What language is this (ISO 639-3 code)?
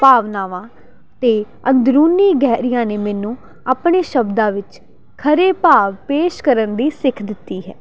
pan